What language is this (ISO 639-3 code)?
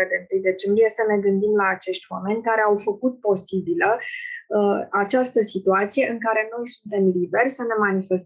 ron